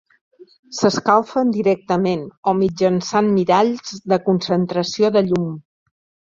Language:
Catalan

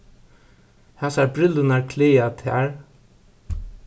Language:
Faroese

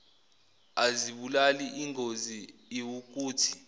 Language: Zulu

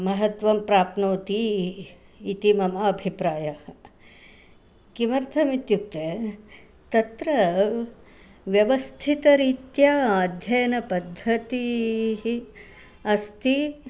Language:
Sanskrit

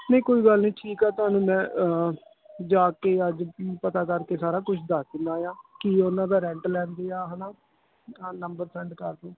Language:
Punjabi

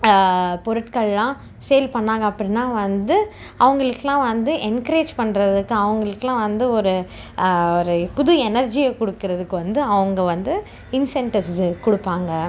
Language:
Tamil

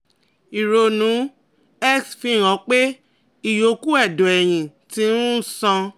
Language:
Yoruba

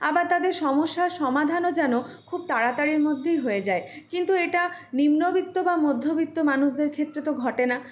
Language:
Bangla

